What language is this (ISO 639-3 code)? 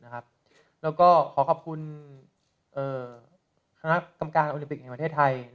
tha